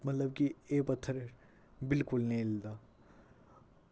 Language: Dogri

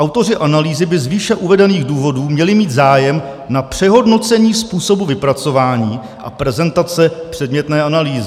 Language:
Czech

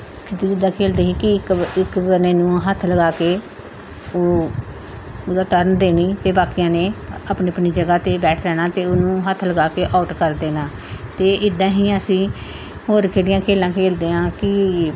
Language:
Punjabi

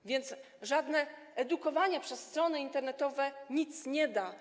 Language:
Polish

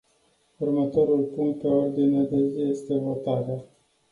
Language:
Romanian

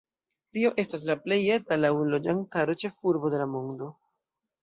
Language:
Esperanto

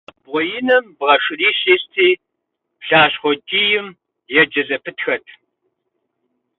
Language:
Kabardian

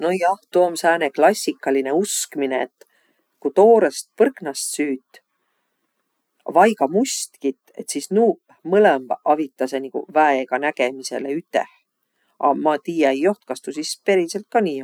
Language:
Võro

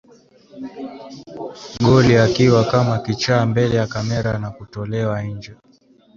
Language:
Swahili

